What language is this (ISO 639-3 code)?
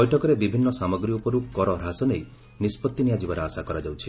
ori